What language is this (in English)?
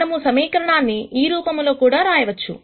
Telugu